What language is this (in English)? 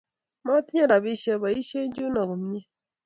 Kalenjin